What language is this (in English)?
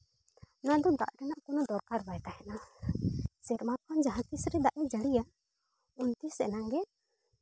Santali